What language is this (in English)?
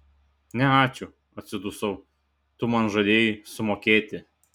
Lithuanian